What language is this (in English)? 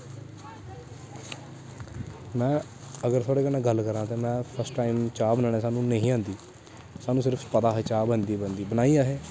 Dogri